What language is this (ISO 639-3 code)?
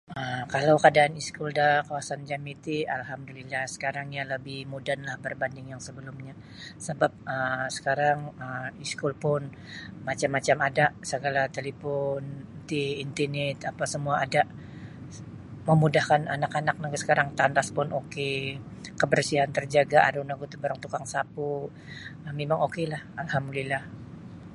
bsy